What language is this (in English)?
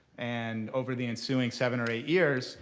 English